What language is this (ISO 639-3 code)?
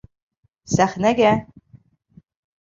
bak